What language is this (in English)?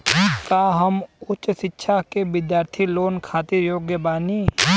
Bhojpuri